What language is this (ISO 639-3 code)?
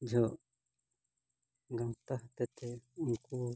sat